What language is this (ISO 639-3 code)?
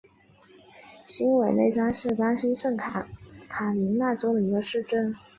zho